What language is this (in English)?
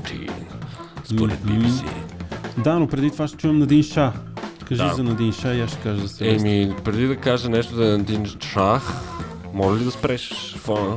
Bulgarian